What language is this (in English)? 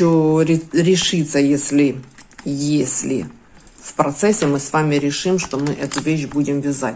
Russian